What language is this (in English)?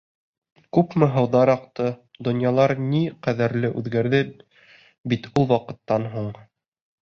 Bashkir